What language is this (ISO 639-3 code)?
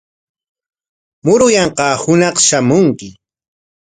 qwa